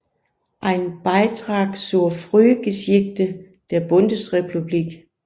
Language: Danish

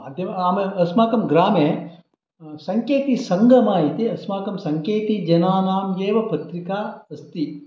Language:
Sanskrit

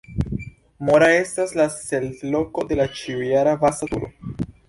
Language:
Esperanto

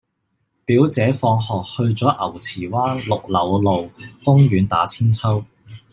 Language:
Cantonese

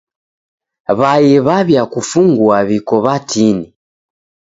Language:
Taita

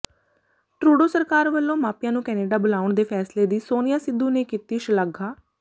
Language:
Punjabi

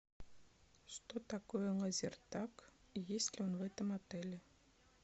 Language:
Russian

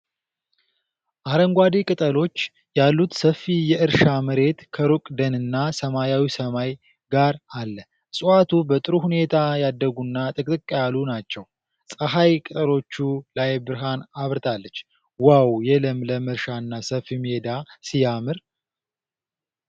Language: Amharic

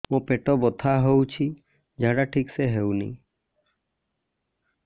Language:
Odia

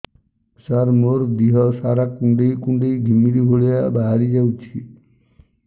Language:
Odia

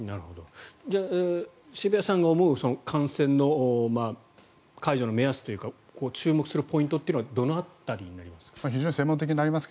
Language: Japanese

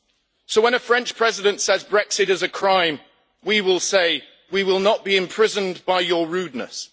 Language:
English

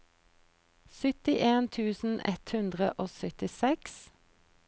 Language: Norwegian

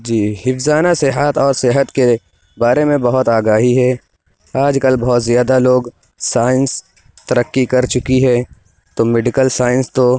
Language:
Urdu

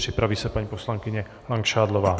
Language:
Czech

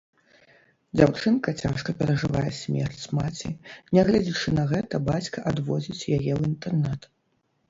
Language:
Belarusian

